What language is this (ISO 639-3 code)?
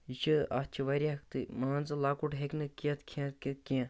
kas